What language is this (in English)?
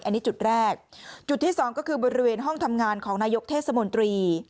Thai